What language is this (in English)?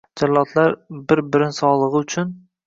Uzbek